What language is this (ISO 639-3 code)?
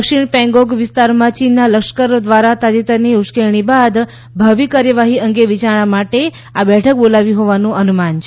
guj